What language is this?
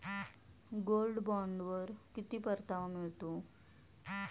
Marathi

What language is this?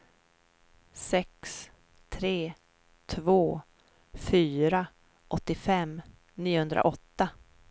Swedish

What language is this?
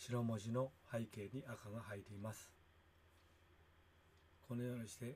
Japanese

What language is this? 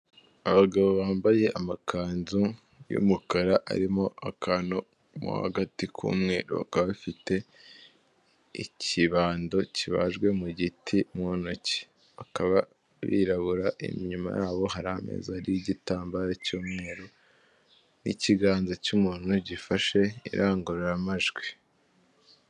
Kinyarwanda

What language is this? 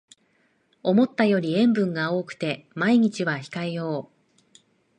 Japanese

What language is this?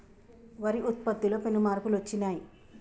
Telugu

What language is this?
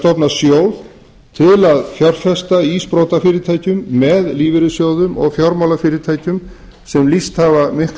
Icelandic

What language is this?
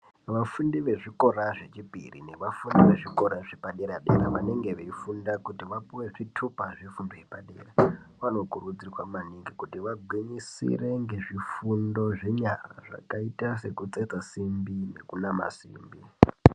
Ndau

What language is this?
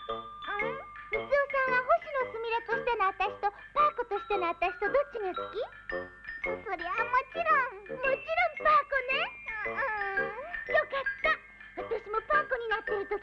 Japanese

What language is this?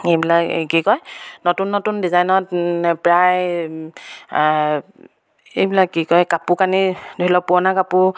Assamese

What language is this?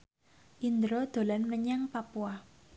Javanese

